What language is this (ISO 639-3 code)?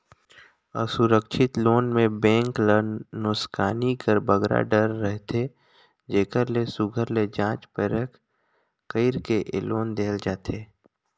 hne